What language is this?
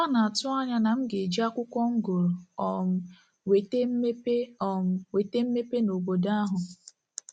Igbo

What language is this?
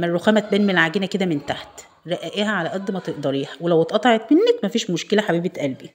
Arabic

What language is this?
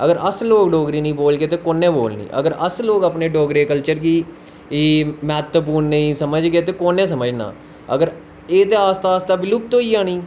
Dogri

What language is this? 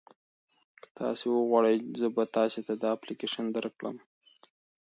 Pashto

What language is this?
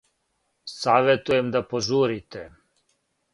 Serbian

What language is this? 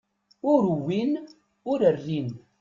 Kabyle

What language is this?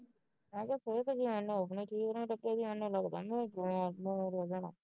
Punjabi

